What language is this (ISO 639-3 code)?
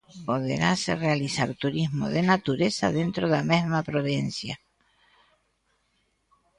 glg